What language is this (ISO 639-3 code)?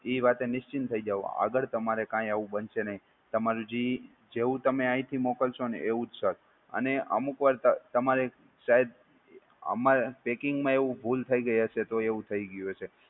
guj